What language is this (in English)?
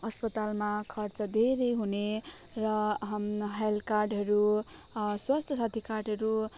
Nepali